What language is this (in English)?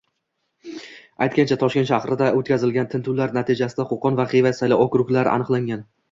Uzbek